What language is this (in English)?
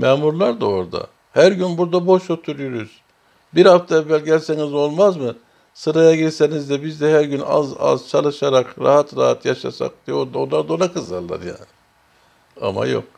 Turkish